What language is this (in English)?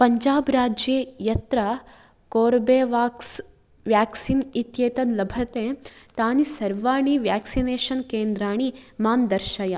Sanskrit